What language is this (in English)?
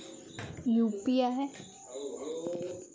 Marathi